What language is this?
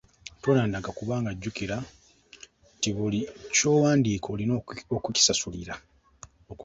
Ganda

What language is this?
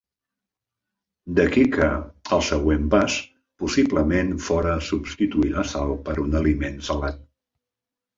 Catalan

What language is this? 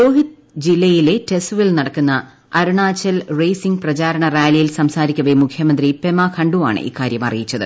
Malayalam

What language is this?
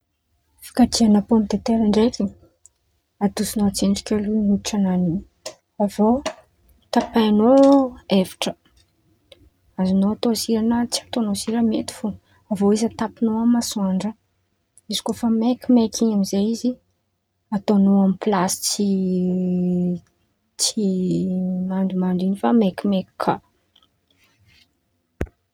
Antankarana Malagasy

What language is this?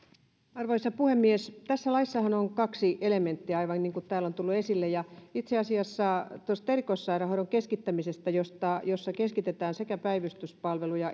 Finnish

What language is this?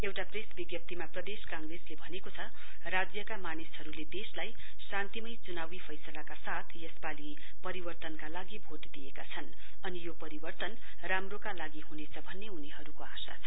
Nepali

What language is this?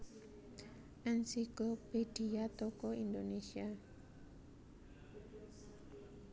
Javanese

